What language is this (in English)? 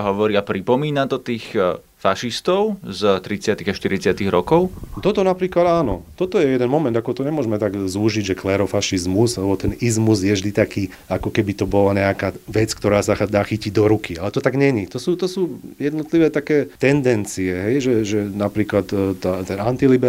Slovak